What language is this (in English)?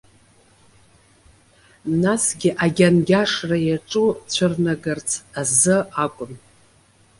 Abkhazian